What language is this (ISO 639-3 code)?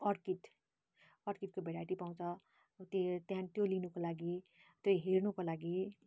nep